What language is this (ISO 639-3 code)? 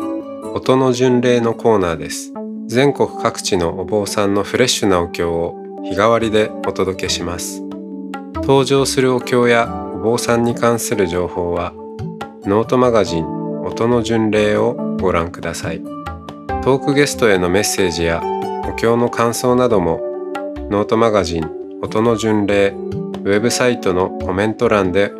jpn